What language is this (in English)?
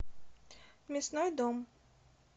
Russian